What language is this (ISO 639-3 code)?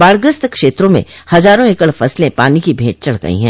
hin